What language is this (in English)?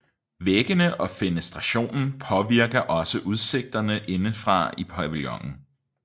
Danish